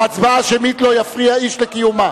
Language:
Hebrew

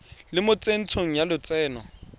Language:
Tswana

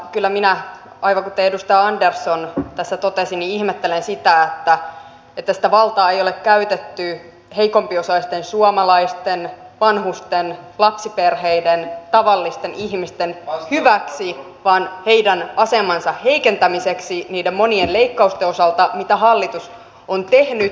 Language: Finnish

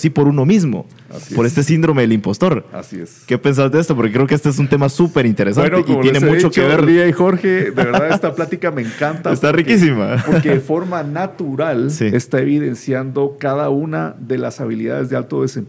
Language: Spanish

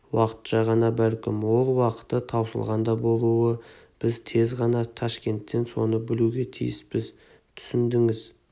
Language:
Kazakh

